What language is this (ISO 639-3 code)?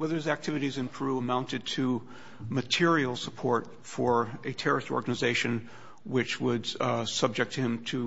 eng